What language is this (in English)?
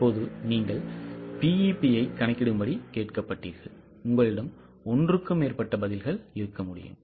Tamil